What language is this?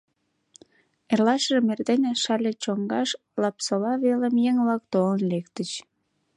Mari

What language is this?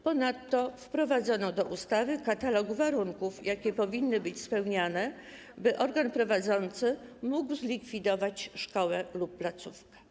Polish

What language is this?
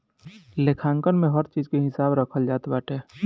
Bhojpuri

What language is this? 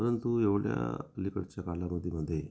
Marathi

